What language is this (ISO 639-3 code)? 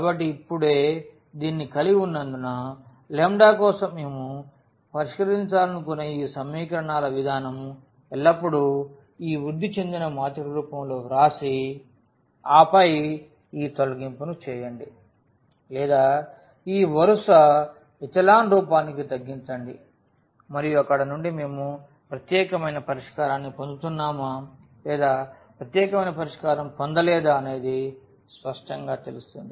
tel